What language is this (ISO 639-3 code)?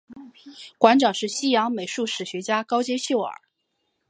zho